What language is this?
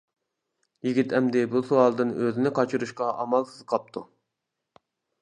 Uyghur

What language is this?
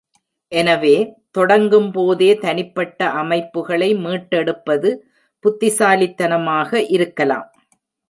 Tamil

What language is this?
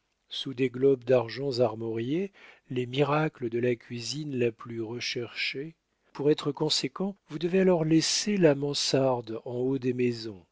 French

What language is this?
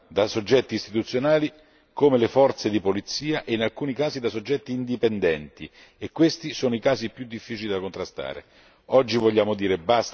Italian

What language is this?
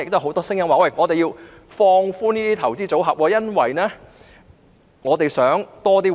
Cantonese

